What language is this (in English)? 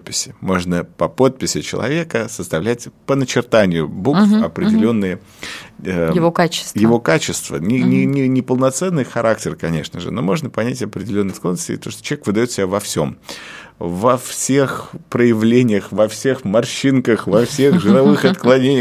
Russian